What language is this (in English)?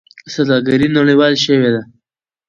Pashto